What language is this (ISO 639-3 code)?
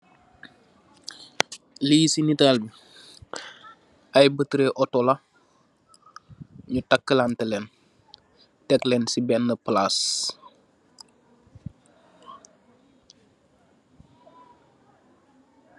wol